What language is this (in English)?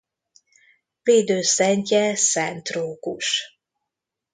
Hungarian